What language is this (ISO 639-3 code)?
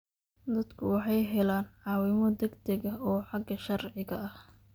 som